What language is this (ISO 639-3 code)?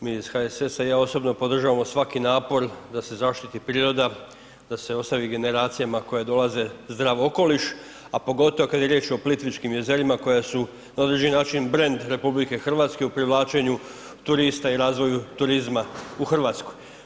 hrv